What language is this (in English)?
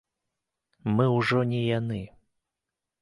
Belarusian